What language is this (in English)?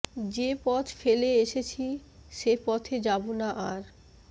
Bangla